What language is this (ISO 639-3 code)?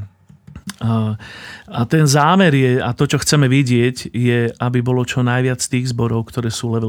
slk